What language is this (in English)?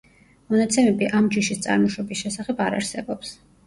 Georgian